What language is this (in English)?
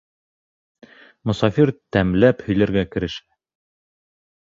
Bashkir